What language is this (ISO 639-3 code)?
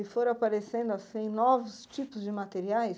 por